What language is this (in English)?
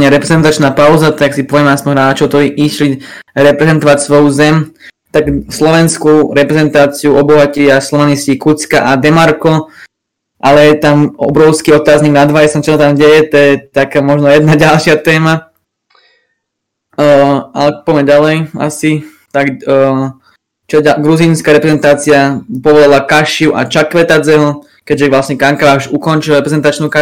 Slovak